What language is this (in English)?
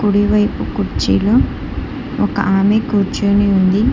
Telugu